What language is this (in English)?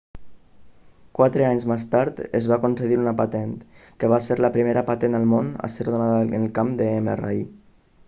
Catalan